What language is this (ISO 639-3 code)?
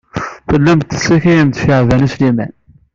kab